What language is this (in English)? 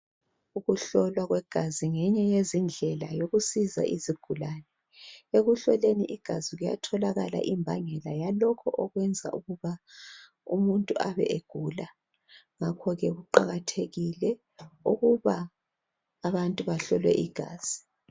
North Ndebele